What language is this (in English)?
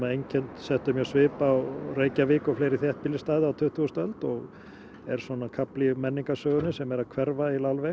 Icelandic